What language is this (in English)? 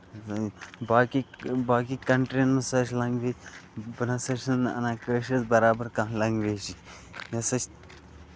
Kashmiri